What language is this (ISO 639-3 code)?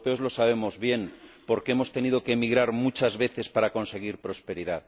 spa